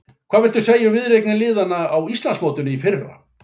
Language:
Icelandic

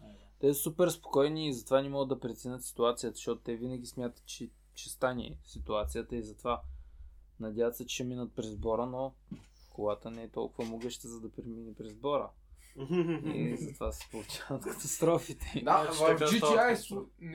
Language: Bulgarian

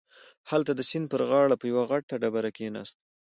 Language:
Pashto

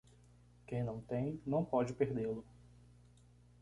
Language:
Portuguese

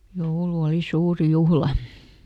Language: Finnish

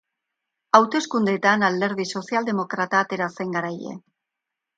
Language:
Basque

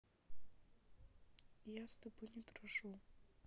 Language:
Russian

